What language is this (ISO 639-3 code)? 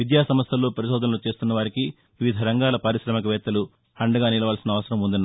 tel